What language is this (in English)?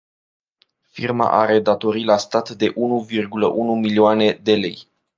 Romanian